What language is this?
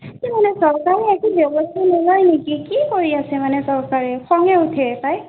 Assamese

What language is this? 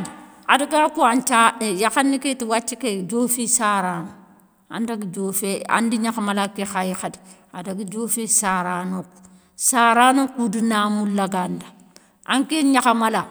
Soninke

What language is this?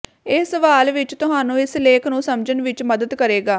Punjabi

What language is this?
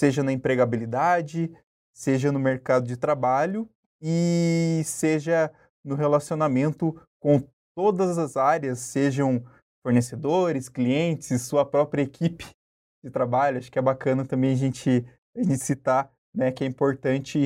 Portuguese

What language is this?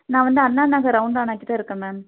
Tamil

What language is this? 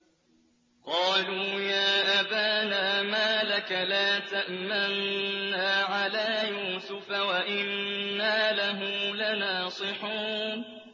Arabic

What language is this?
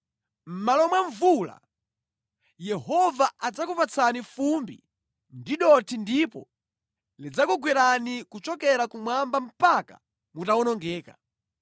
Nyanja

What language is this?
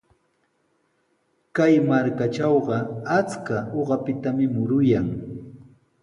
Sihuas Ancash Quechua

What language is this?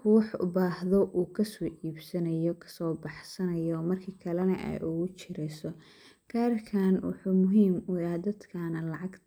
Somali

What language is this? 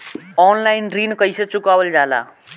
Bhojpuri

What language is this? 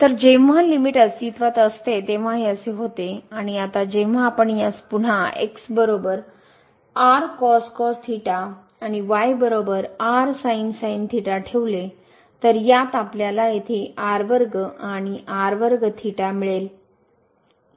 Marathi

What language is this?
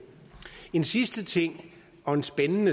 Danish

